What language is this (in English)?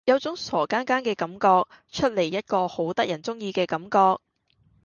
Cantonese